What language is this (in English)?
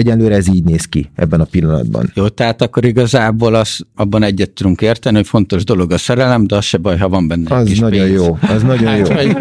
Hungarian